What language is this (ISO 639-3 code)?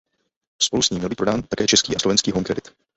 ces